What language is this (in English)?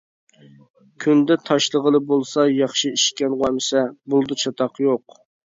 Uyghur